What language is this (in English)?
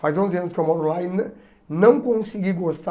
Portuguese